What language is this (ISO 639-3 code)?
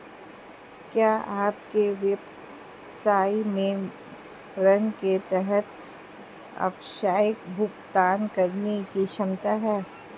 hin